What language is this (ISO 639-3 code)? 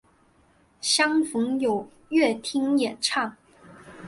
zho